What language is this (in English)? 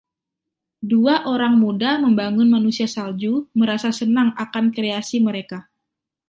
Indonesian